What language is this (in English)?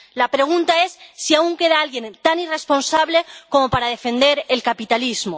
Spanish